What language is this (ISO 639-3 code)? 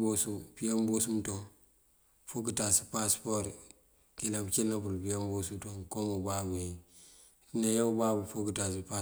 mfv